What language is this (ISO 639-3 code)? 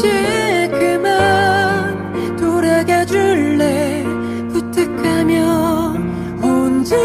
kor